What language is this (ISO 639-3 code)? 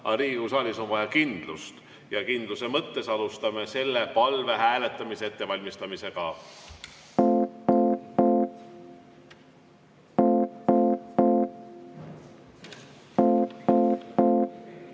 est